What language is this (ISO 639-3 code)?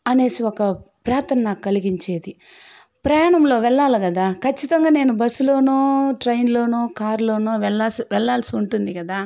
tel